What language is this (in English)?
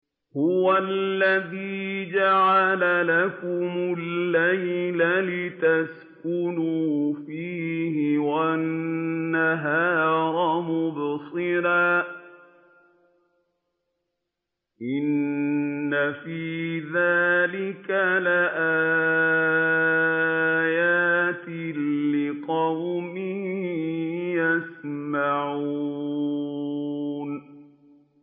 Arabic